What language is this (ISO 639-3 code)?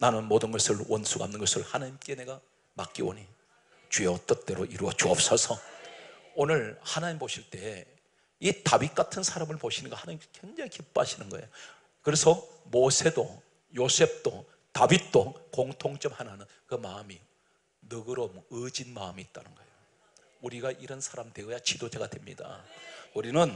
kor